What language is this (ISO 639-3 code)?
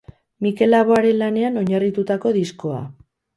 eus